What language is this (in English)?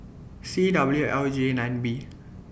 English